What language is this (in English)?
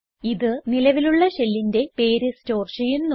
Malayalam